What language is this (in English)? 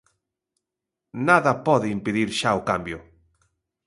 Galician